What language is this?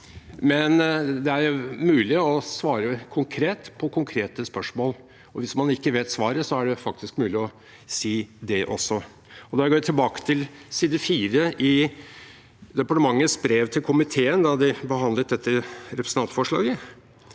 Norwegian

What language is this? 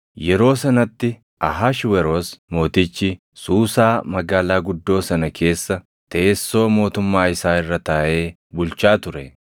Oromo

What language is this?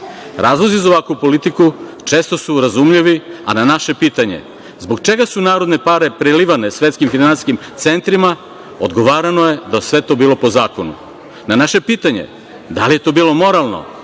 Serbian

